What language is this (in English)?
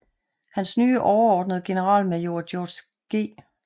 Danish